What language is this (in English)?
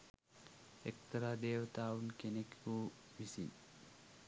Sinhala